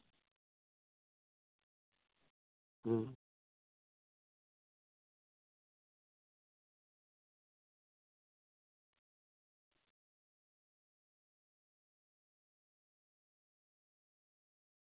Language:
Santali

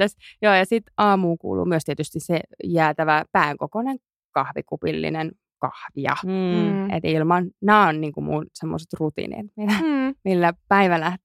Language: Finnish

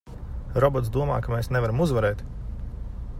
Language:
Latvian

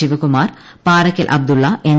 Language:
Malayalam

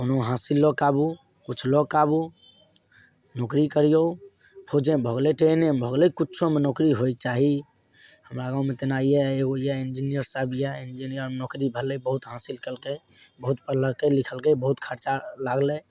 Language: Maithili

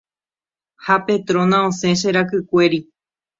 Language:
Guarani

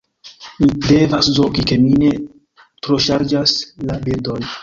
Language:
Esperanto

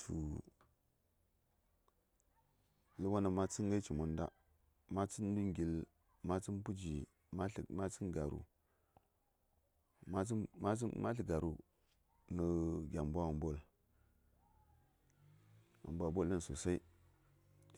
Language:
Saya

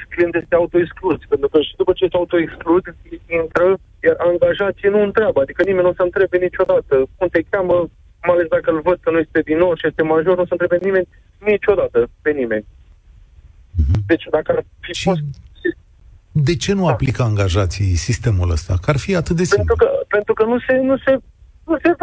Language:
Romanian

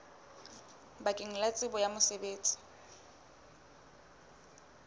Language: Southern Sotho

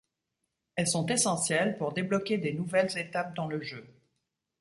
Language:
French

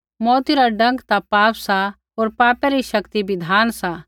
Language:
Kullu Pahari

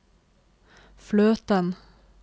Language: Norwegian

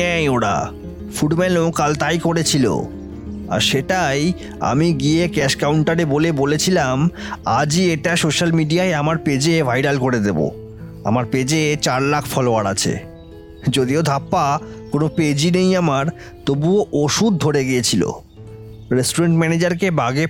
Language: Bangla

